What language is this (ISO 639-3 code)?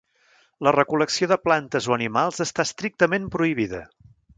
cat